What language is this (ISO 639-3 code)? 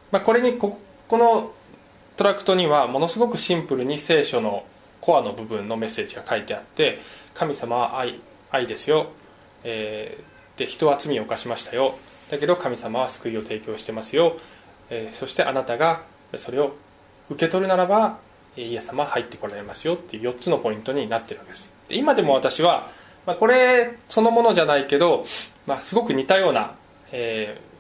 jpn